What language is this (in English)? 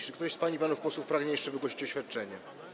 Polish